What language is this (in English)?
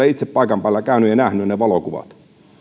Finnish